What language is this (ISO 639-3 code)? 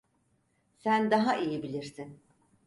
tur